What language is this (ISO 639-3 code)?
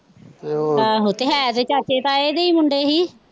pan